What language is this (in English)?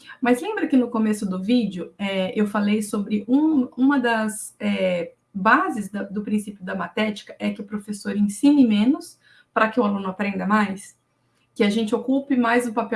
Portuguese